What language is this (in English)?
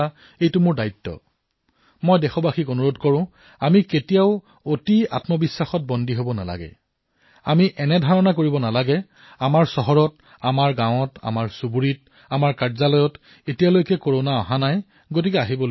Assamese